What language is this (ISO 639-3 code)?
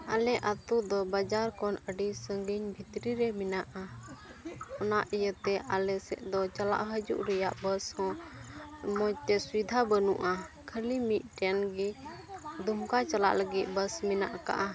sat